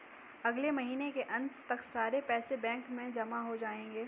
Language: Hindi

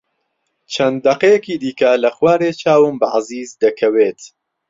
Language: Central Kurdish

